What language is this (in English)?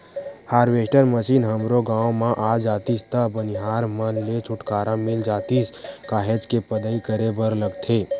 Chhattisgarhi